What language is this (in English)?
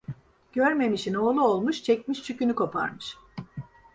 Turkish